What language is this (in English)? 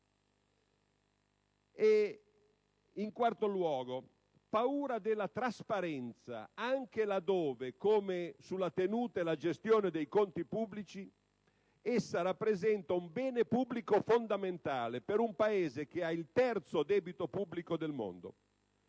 Italian